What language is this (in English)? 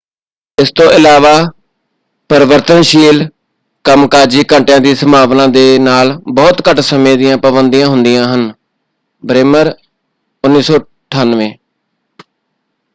Punjabi